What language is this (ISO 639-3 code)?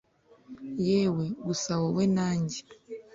kin